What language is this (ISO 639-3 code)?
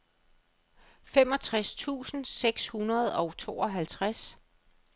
dan